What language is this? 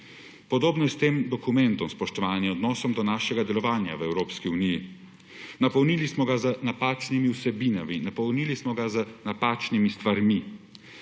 Slovenian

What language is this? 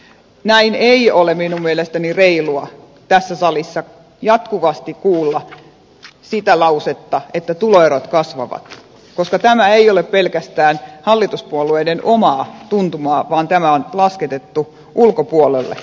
Finnish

